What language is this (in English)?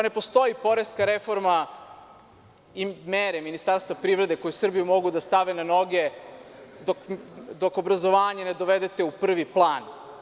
Serbian